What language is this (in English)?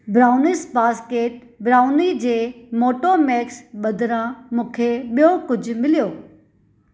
Sindhi